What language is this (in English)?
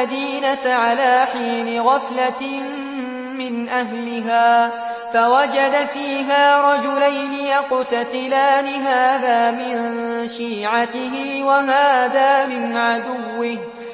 Arabic